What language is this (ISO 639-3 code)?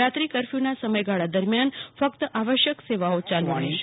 guj